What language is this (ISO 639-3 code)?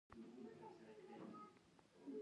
pus